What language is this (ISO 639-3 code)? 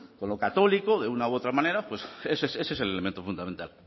spa